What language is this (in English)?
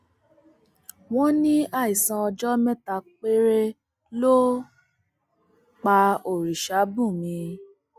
Yoruba